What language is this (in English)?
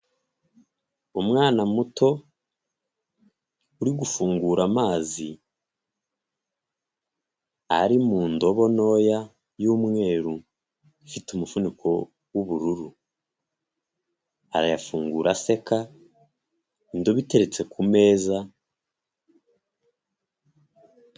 Kinyarwanda